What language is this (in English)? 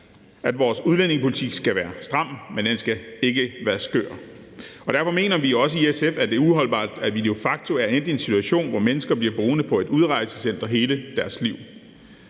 Danish